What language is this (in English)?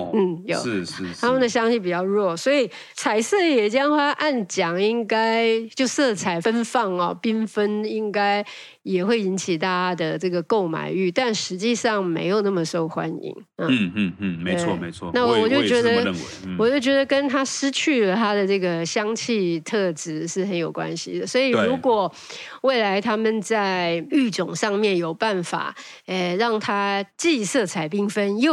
Chinese